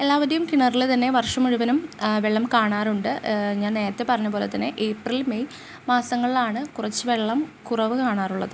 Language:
Malayalam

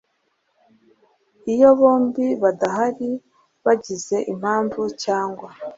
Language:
Kinyarwanda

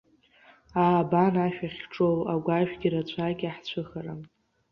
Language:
Abkhazian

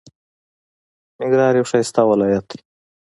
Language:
Pashto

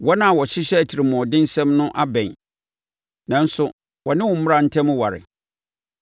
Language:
Akan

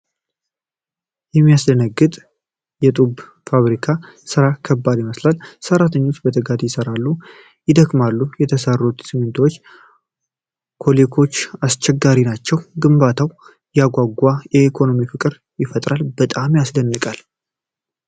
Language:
Amharic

